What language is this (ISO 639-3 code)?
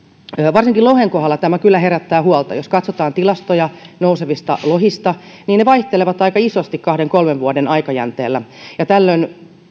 fin